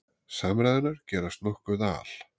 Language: Icelandic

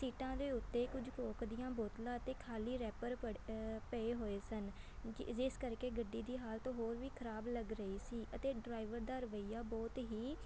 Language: Punjabi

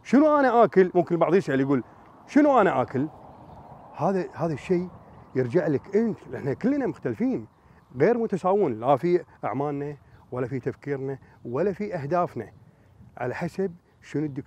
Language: Arabic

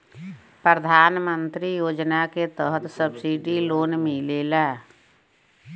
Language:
Bhojpuri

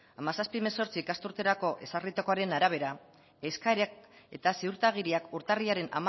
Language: Basque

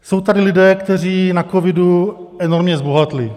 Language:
Czech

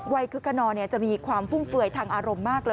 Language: Thai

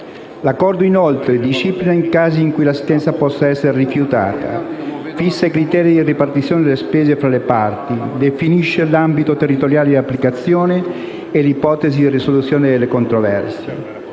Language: Italian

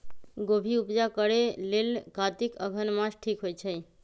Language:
Magahi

